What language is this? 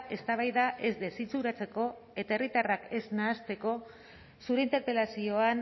Basque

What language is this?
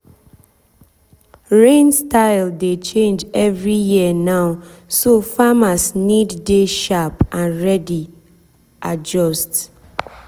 Nigerian Pidgin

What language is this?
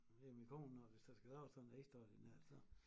Danish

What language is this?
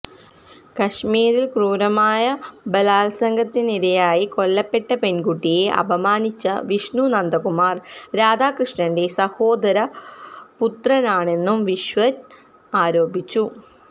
Malayalam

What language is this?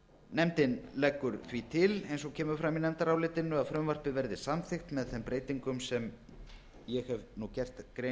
Icelandic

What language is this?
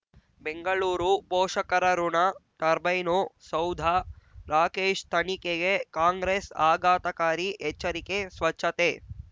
Kannada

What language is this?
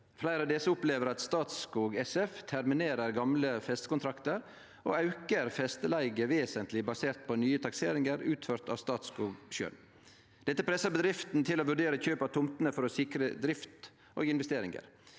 Norwegian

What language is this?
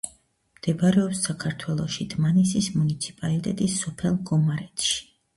Georgian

